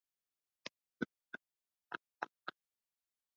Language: Swahili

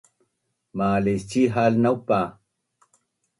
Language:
Bunun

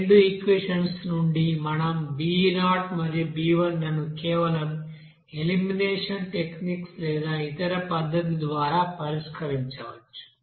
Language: Telugu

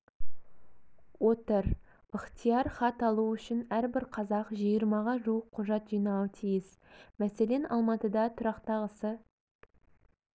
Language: Kazakh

